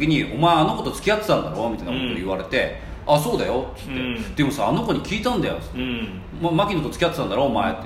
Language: Japanese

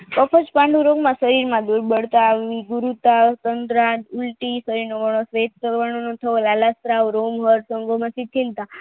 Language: Gujarati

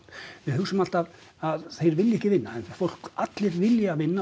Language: Icelandic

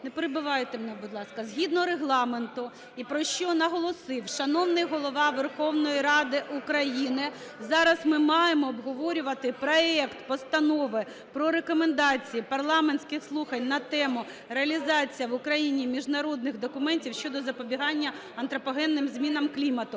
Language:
Ukrainian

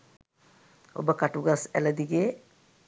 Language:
Sinhala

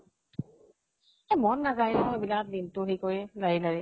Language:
Assamese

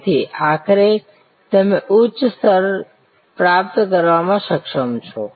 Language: Gujarati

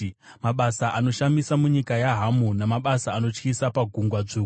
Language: Shona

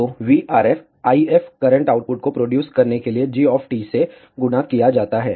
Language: Hindi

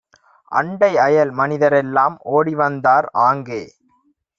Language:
Tamil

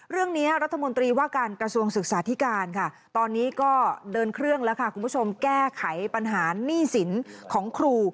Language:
Thai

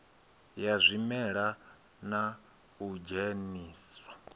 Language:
Venda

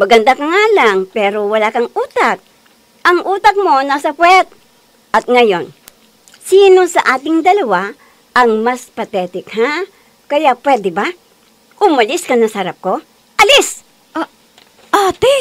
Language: Filipino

